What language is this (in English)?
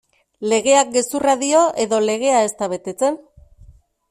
Basque